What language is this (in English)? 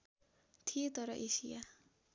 Nepali